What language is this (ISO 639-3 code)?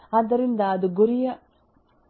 kan